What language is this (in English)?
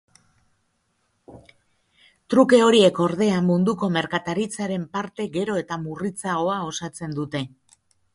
Basque